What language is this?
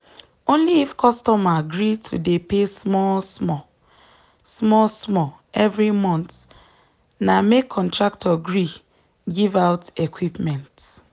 Nigerian Pidgin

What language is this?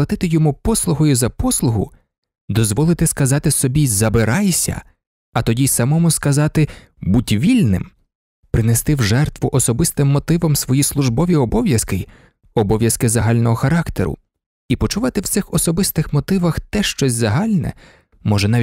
Ukrainian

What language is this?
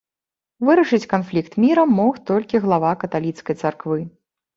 Belarusian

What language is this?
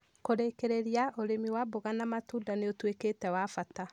Kikuyu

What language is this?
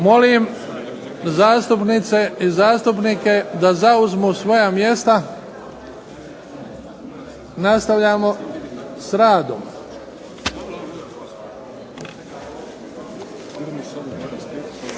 Croatian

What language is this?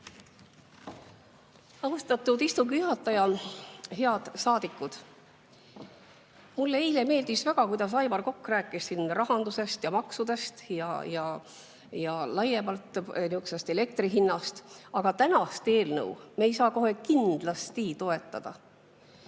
Estonian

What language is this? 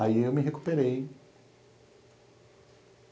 Portuguese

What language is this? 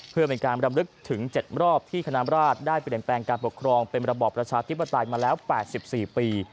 Thai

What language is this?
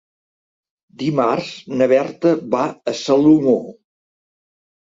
Catalan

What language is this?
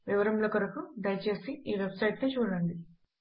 Telugu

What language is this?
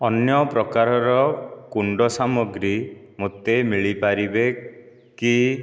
Odia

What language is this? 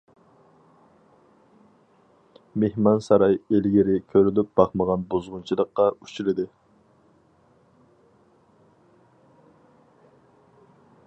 Uyghur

